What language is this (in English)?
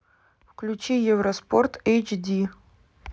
Russian